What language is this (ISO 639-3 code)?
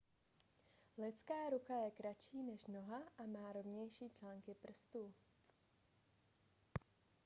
ces